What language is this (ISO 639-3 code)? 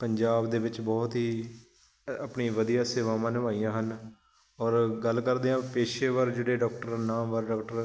pan